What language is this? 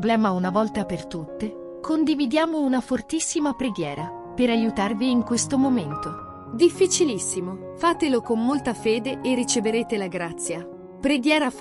Italian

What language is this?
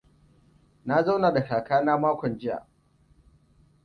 Hausa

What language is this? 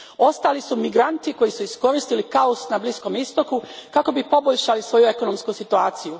Croatian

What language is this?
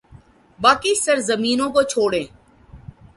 Urdu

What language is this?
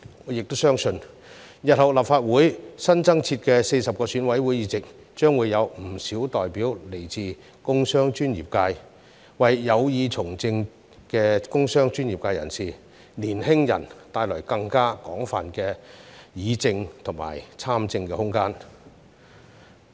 Cantonese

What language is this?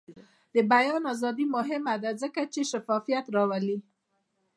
Pashto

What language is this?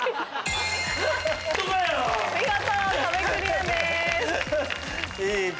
Japanese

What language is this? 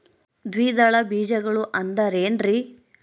Kannada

